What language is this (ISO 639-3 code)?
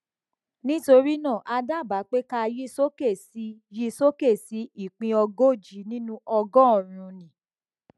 yor